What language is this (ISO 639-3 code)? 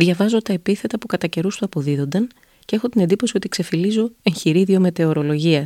ell